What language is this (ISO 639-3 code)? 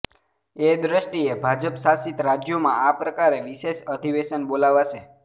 guj